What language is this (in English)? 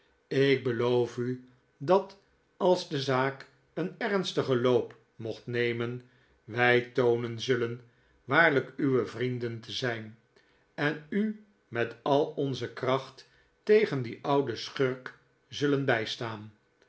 Dutch